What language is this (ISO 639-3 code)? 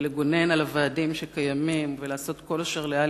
heb